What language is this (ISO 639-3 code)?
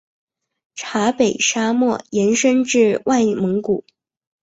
zho